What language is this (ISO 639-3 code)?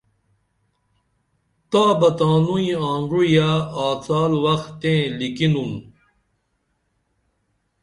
dml